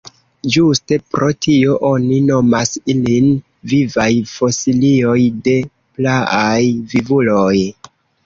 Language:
Esperanto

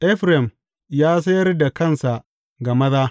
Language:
Hausa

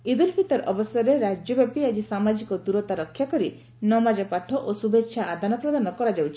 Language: Odia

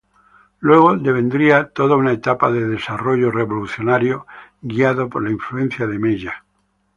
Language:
Spanish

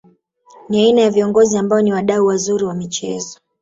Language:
Swahili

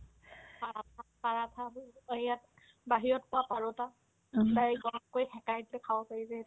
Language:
Assamese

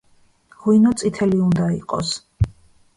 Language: Georgian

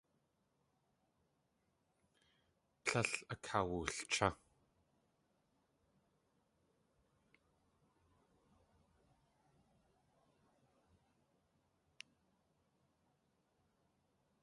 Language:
Tlingit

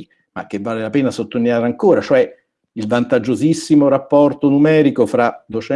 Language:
Italian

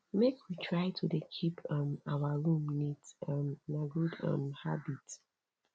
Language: Nigerian Pidgin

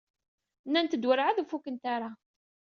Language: Kabyle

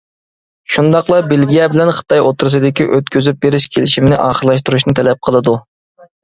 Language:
Uyghur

